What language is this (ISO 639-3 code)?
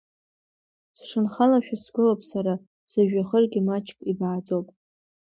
abk